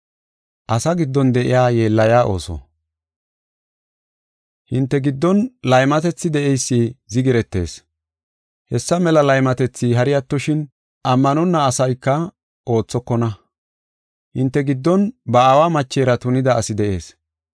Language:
Gofa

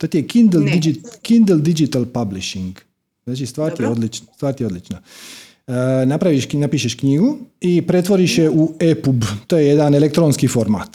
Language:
Croatian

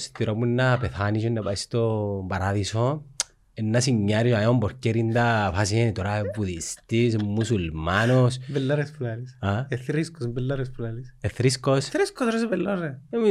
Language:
Greek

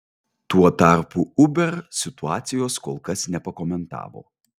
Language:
Lithuanian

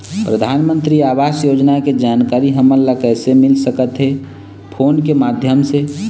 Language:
Chhattisgarhi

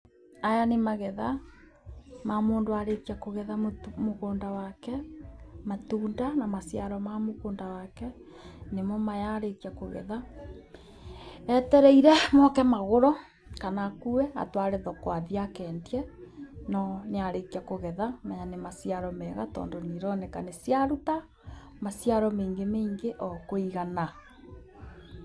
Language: Kikuyu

